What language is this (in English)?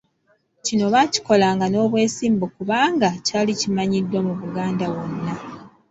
Ganda